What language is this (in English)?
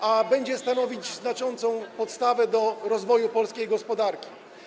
Polish